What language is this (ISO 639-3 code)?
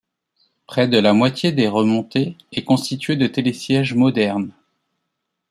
fra